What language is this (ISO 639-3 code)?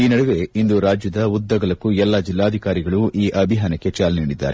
kan